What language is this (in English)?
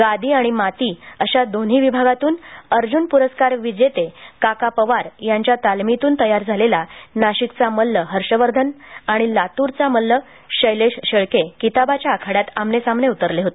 Marathi